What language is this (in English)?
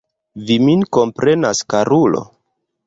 Esperanto